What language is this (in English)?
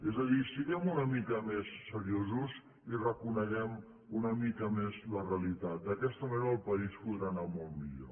Catalan